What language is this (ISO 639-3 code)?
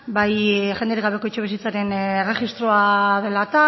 eus